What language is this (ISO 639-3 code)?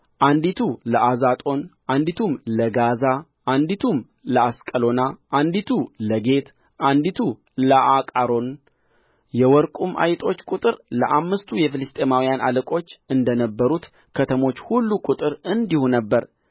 amh